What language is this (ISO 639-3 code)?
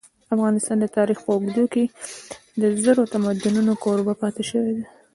pus